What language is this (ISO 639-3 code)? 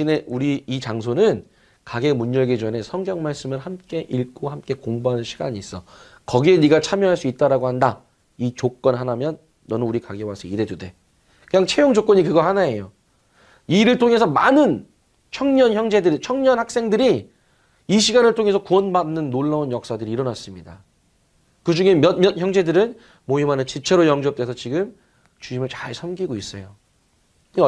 kor